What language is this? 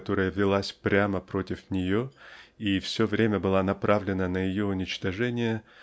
Russian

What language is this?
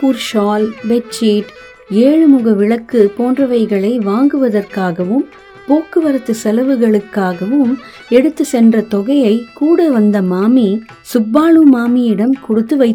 Tamil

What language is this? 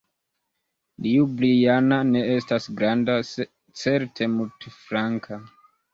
Esperanto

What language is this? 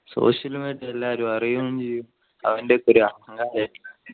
Malayalam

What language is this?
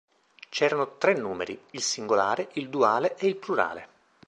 Italian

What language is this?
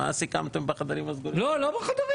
Hebrew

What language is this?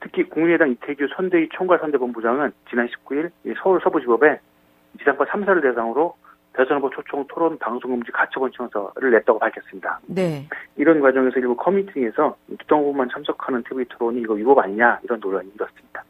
Korean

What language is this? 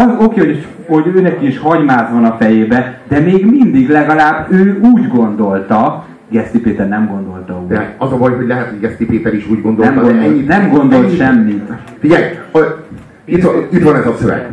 Hungarian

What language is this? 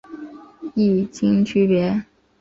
Chinese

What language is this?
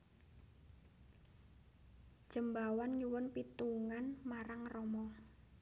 Javanese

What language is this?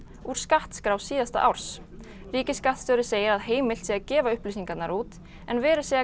Icelandic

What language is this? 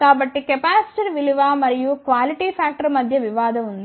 Telugu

